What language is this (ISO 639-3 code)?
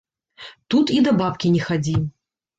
bel